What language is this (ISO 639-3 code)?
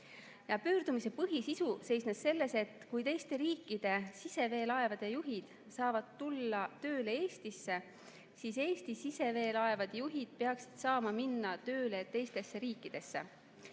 est